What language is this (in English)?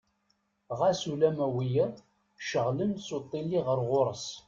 Kabyle